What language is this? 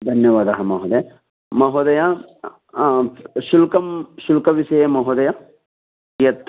Sanskrit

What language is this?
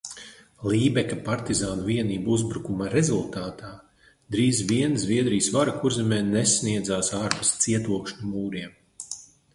Latvian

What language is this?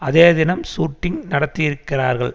Tamil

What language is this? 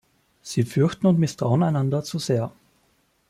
German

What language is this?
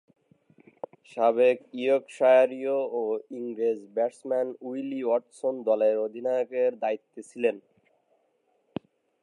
Bangla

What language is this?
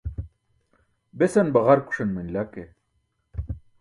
Burushaski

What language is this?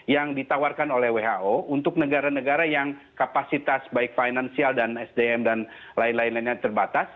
Indonesian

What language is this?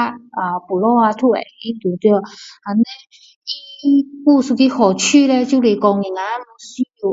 Min Dong Chinese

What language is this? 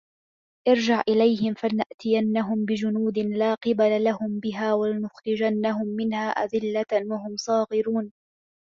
Arabic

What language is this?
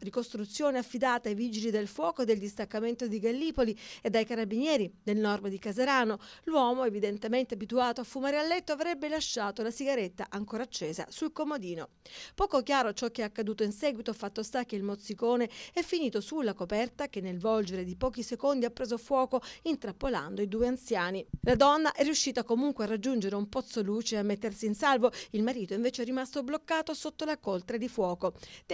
Italian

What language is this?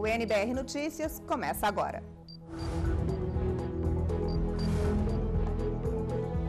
Portuguese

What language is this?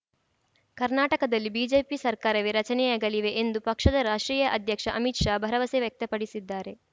Kannada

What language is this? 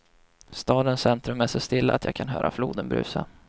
Swedish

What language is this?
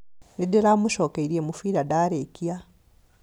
Kikuyu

